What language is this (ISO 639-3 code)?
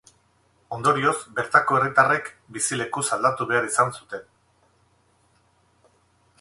eus